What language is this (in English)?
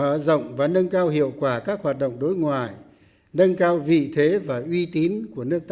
Vietnamese